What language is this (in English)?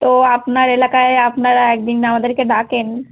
Bangla